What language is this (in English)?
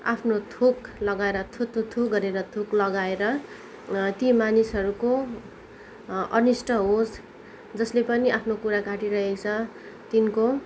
Nepali